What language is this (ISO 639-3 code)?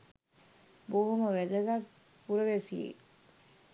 sin